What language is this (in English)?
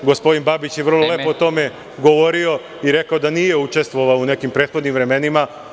Serbian